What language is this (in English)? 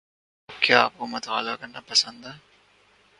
Urdu